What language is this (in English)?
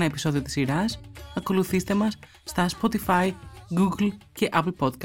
Greek